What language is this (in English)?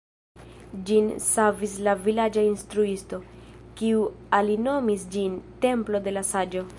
Esperanto